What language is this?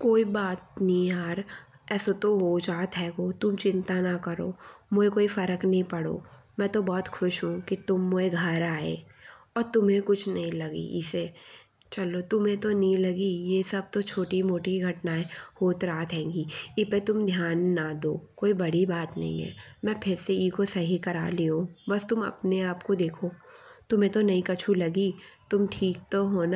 Bundeli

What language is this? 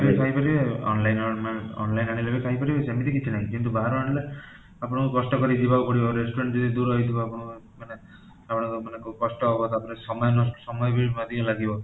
Odia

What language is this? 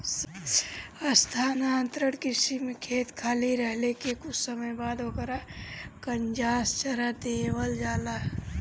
Bhojpuri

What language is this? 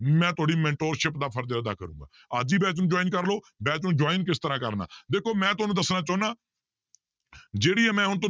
Punjabi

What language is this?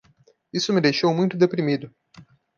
Portuguese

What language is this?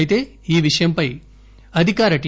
Telugu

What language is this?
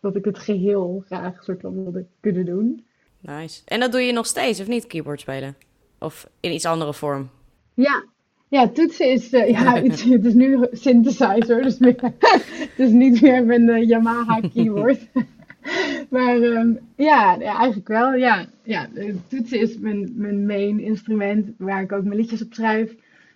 Dutch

